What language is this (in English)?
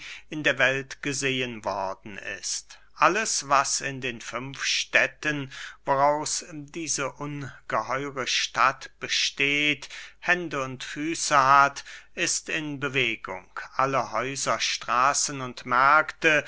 German